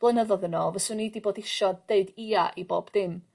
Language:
Welsh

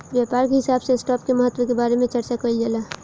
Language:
Bhojpuri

